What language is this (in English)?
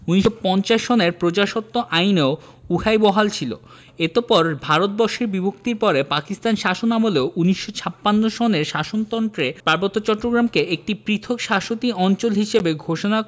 Bangla